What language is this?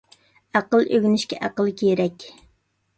Uyghur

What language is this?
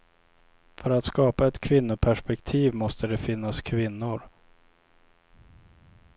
Swedish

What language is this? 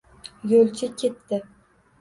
Uzbek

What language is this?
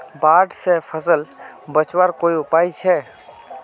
Magahi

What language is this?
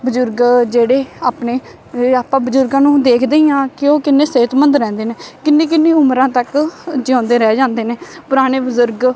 Punjabi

